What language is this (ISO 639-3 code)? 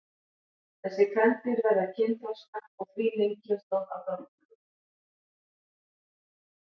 isl